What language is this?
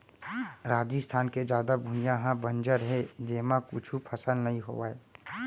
Chhattisgarhi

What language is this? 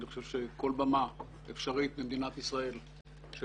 Hebrew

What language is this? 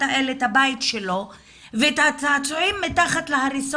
Hebrew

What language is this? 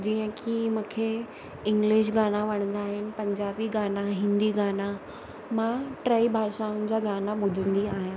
Sindhi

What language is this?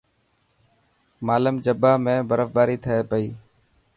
Dhatki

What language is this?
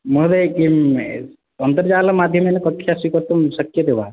Sanskrit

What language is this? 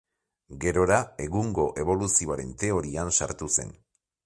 Basque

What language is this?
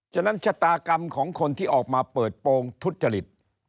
Thai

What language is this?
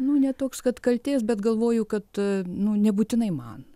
Lithuanian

